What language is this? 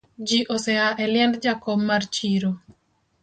Luo (Kenya and Tanzania)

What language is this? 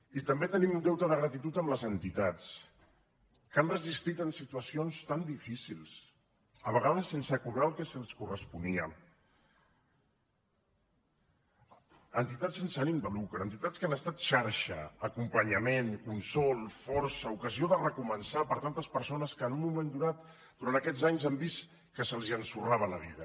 Catalan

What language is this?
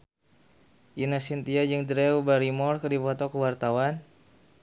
Sundanese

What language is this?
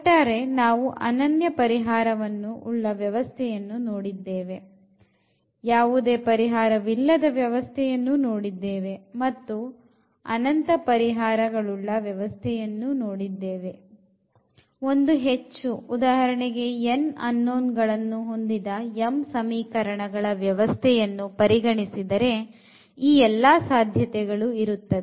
Kannada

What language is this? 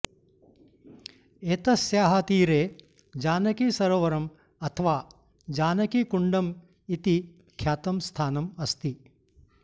Sanskrit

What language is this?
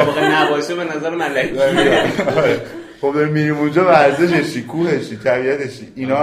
Persian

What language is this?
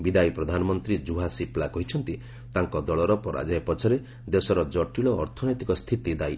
Odia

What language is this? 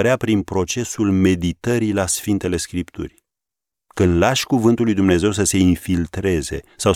Romanian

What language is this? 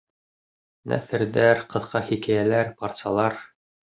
Bashkir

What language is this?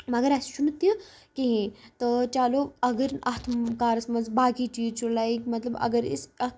Kashmiri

